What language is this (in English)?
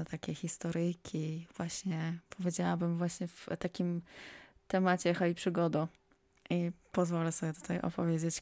Polish